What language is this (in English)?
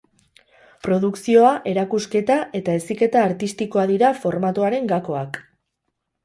Basque